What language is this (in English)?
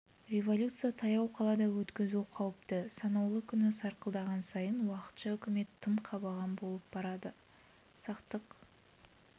Kazakh